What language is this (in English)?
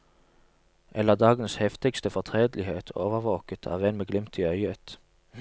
Norwegian